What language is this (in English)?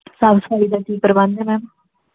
Punjabi